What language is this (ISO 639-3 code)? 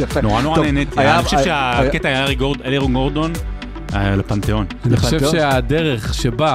heb